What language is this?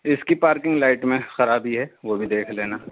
Urdu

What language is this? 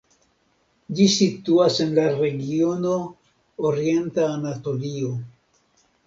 Esperanto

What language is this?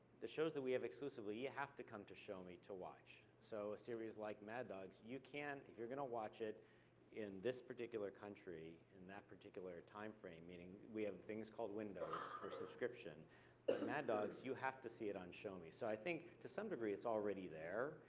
English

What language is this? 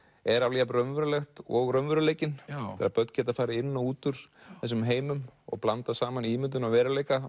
Icelandic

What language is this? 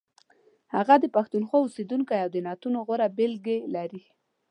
Pashto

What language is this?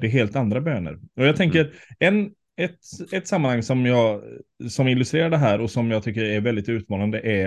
Swedish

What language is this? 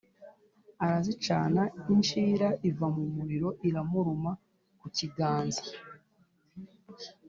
Kinyarwanda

